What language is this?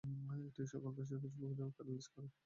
Bangla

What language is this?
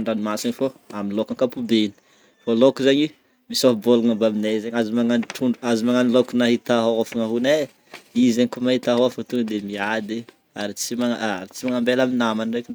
Northern Betsimisaraka Malagasy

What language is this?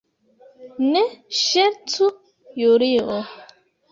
Esperanto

